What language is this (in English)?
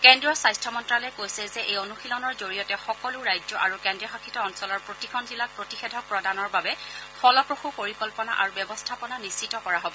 Assamese